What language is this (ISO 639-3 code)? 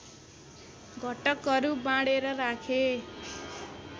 nep